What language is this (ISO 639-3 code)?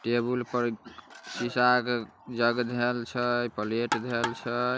mag